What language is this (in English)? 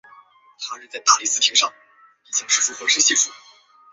Chinese